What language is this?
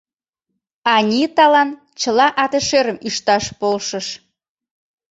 Mari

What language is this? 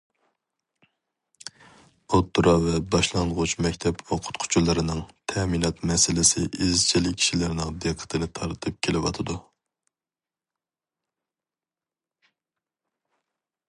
Uyghur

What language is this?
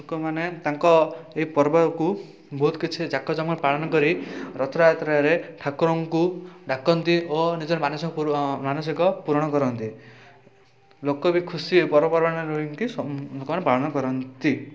Odia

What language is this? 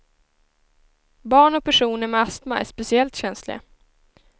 Swedish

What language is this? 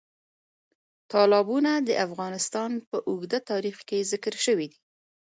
Pashto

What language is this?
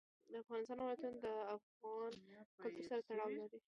Pashto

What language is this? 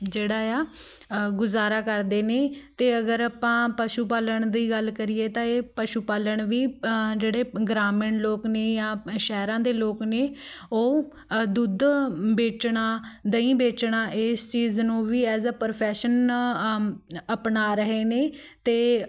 Punjabi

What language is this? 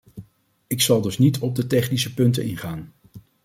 Dutch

